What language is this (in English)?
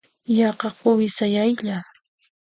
Puno Quechua